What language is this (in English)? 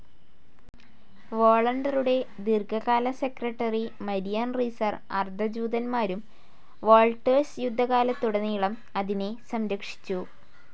Malayalam